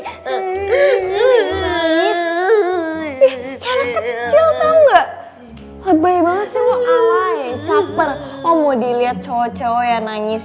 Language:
Indonesian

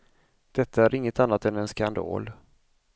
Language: Swedish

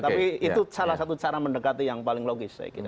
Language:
Indonesian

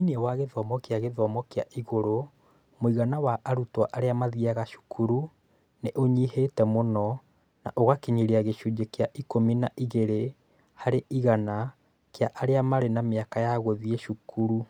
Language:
Kikuyu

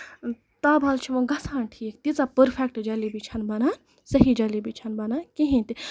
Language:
Kashmiri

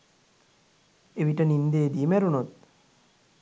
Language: Sinhala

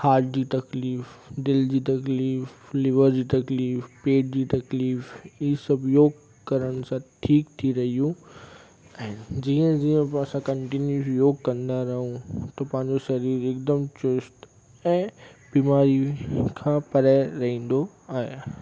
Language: Sindhi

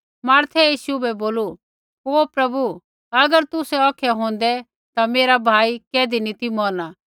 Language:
Kullu Pahari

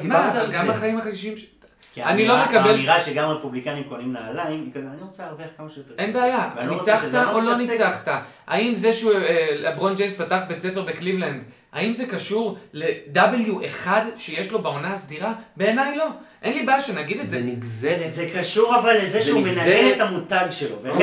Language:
Hebrew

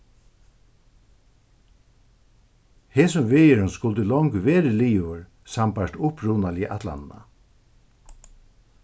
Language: Faroese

